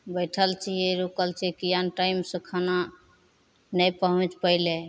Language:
Maithili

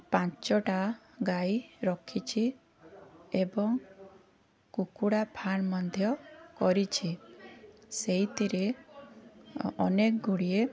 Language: Odia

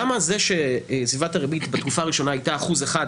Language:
Hebrew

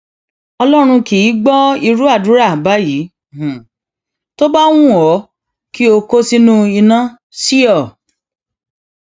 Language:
Yoruba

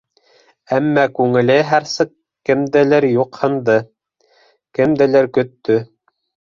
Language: Bashkir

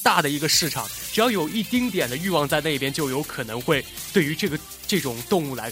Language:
Chinese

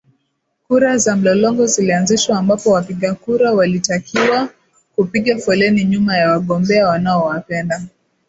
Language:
Swahili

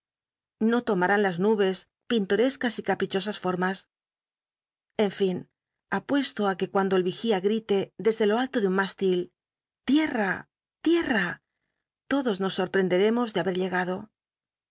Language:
Spanish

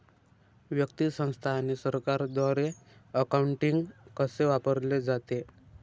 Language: Marathi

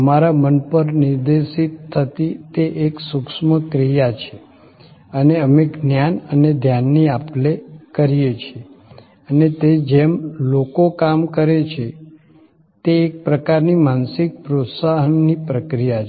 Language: Gujarati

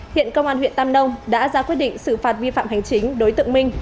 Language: Vietnamese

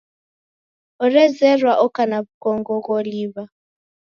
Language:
Taita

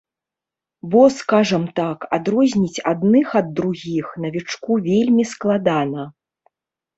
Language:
Belarusian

